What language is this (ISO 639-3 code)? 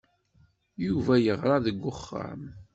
kab